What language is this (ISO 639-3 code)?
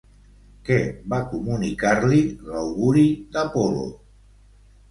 cat